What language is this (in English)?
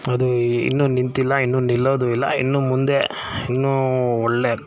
Kannada